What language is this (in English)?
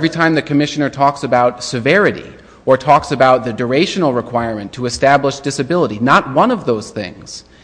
English